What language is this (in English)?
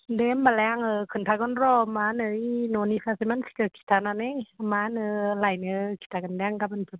Bodo